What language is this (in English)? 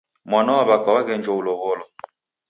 Taita